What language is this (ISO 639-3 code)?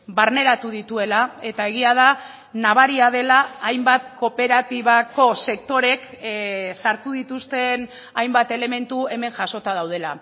eus